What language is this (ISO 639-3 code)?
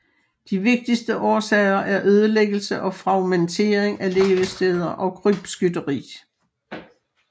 dan